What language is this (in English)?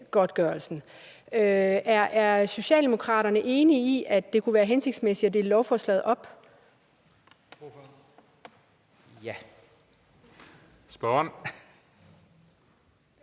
Danish